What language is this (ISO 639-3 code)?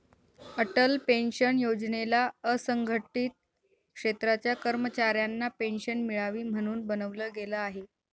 mar